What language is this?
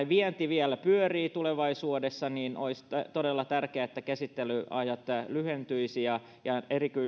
Finnish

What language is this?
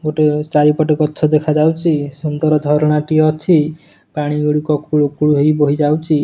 Odia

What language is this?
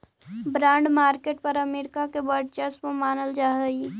Magahi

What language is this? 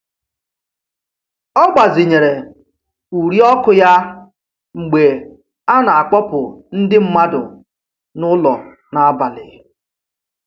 Igbo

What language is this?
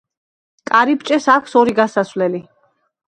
Georgian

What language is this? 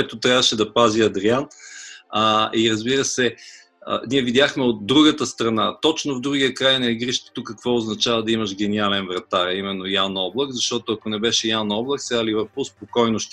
Bulgarian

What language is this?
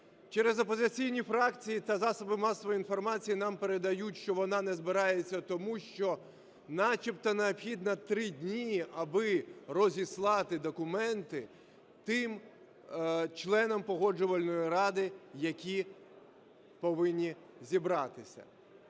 Ukrainian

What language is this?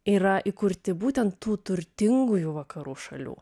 Lithuanian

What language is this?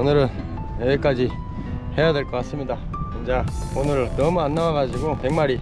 Korean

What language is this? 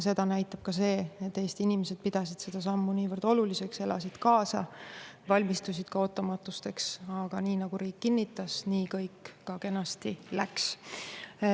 Estonian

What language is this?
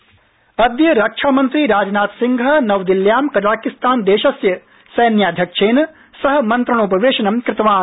Sanskrit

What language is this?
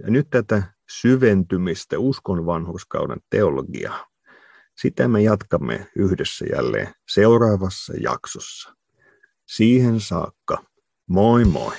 Finnish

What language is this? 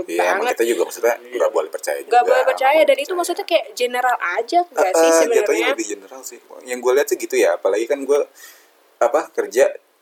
Indonesian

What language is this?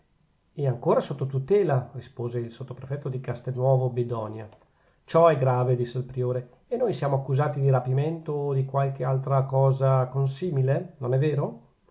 Italian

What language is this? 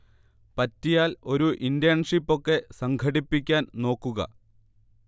Malayalam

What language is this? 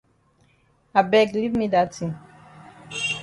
Cameroon Pidgin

